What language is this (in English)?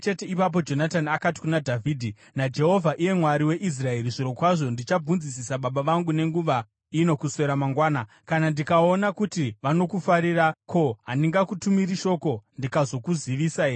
Shona